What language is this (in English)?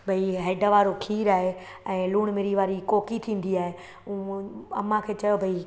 Sindhi